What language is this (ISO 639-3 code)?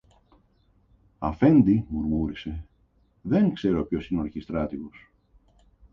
ell